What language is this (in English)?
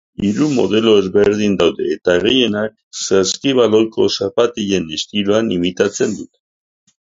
Basque